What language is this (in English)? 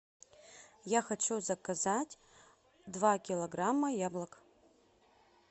Russian